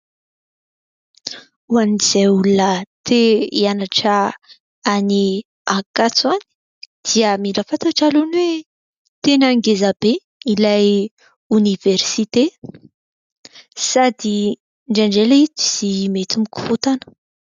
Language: Malagasy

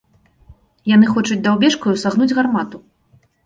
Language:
Belarusian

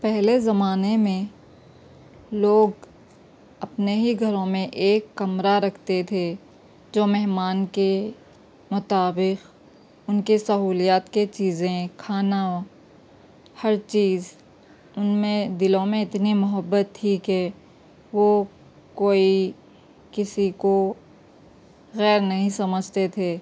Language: Urdu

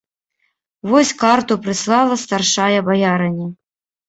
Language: Belarusian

